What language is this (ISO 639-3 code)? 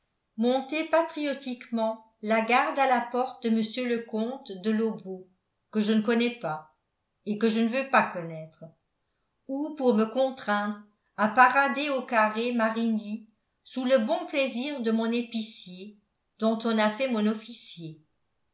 fra